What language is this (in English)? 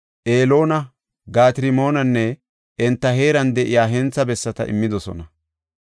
Gofa